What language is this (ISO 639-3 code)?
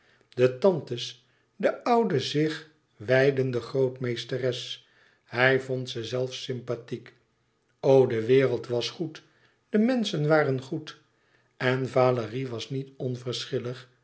nld